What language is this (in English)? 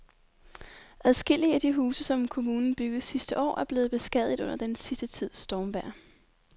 Danish